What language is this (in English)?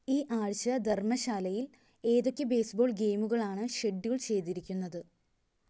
Malayalam